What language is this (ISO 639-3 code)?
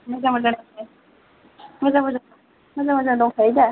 brx